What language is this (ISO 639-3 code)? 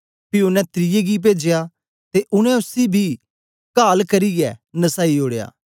doi